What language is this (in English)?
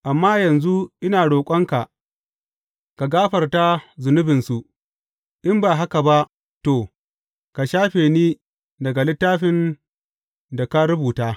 Hausa